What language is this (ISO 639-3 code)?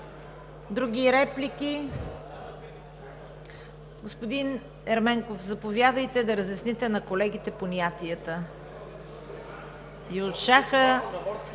bul